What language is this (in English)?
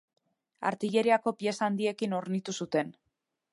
Basque